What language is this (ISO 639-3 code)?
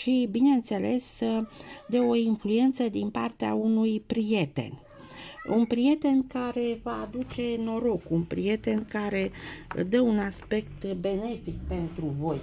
ron